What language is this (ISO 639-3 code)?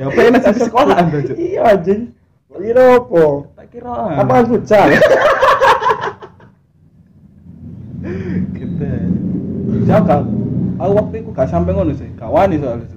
ind